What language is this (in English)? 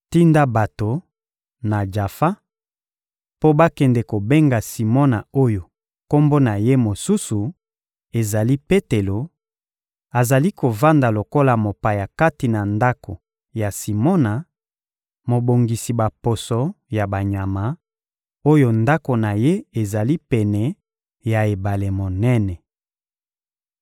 Lingala